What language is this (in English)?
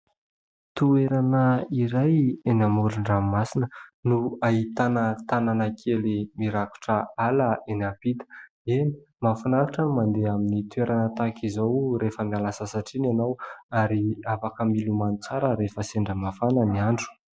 Malagasy